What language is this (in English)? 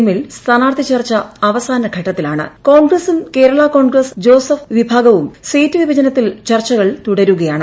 Malayalam